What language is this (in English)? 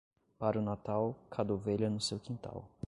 Portuguese